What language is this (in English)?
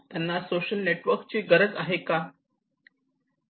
Marathi